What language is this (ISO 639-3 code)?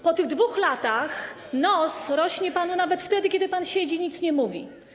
pol